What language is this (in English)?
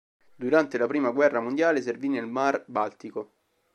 Italian